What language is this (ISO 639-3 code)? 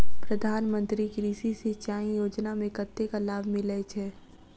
mai